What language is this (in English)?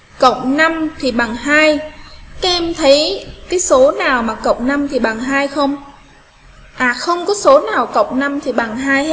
Vietnamese